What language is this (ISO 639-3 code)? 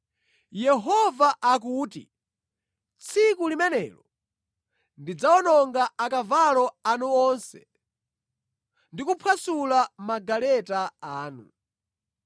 nya